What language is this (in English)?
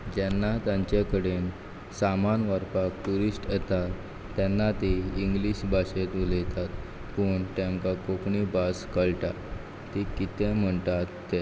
Konkani